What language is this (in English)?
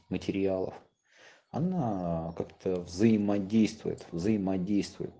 Russian